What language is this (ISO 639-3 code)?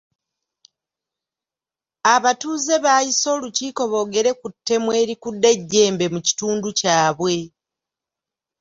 lug